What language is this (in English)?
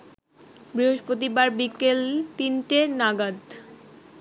Bangla